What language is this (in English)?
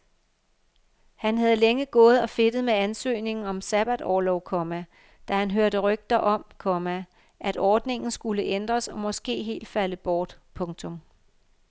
Danish